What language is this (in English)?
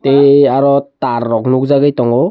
Kok Borok